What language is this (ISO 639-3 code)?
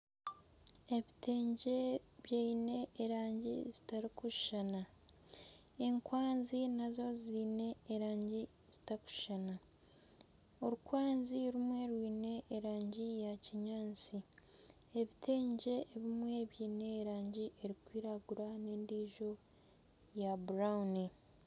nyn